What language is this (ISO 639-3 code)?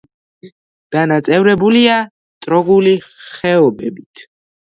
kat